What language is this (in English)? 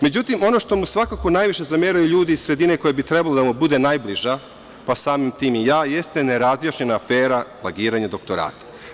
Serbian